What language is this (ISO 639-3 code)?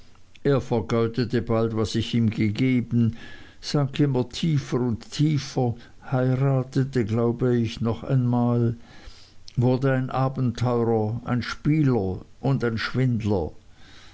deu